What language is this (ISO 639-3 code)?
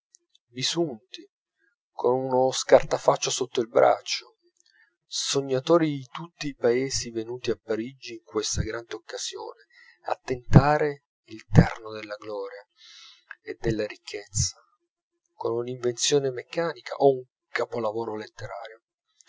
ita